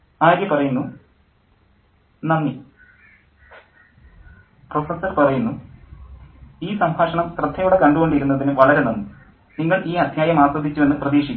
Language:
Malayalam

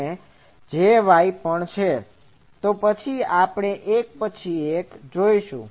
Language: Gujarati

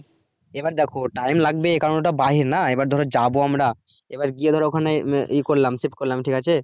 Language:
Bangla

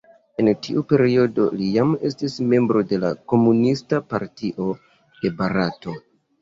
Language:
Esperanto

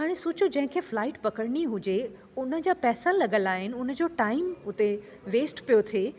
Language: Sindhi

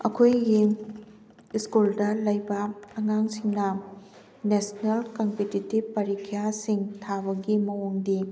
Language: Manipuri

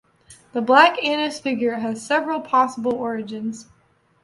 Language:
English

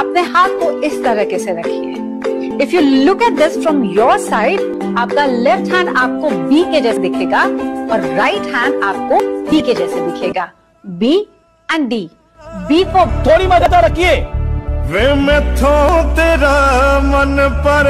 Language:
Hindi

